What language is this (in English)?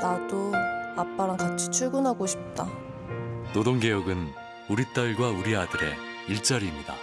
Korean